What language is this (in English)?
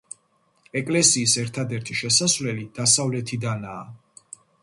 Georgian